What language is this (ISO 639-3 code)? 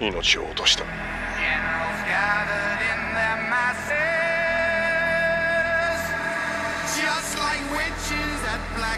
jpn